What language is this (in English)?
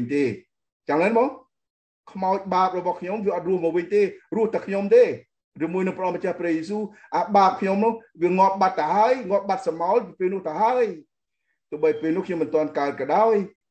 Thai